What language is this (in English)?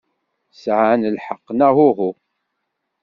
Kabyle